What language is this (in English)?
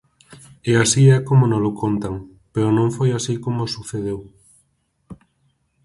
Galician